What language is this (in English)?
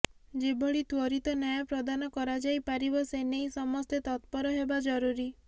Odia